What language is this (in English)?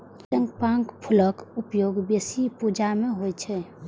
Maithili